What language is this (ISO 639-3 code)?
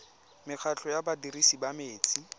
tsn